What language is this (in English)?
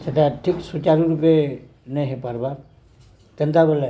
Odia